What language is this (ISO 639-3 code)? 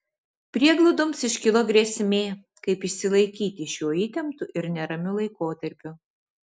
lit